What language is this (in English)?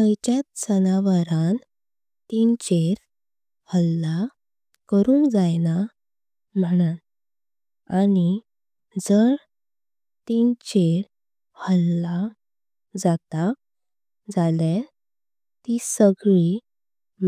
Konkani